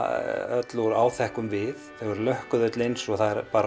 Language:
Icelandic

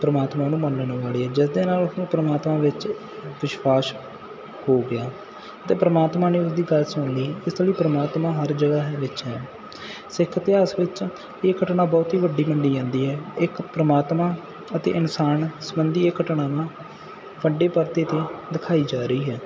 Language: Punjabi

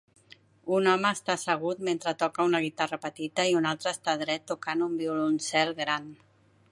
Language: Catalan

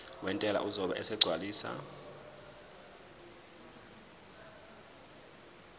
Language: Zulu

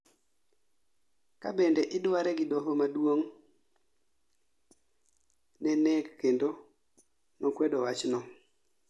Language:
Luo (Kenya and Tanzania)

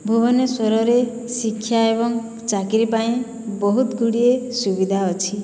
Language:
Odia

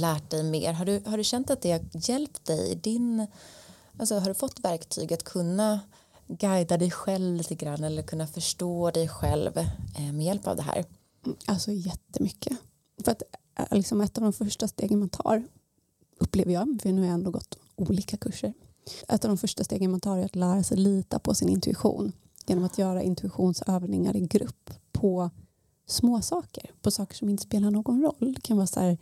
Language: Swedish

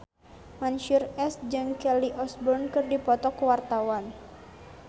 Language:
Sundanese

